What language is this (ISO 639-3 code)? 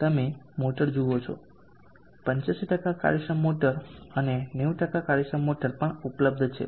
guj